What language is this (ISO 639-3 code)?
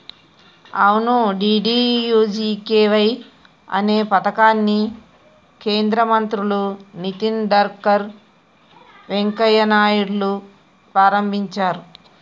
tel